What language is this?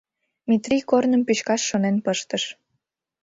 Mari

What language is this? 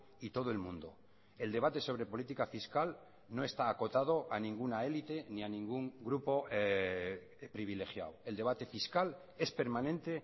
Spanish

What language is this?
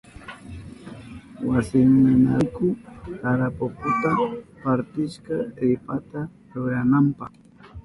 Southern Pastaza Quechua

